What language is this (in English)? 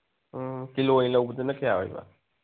Manipuri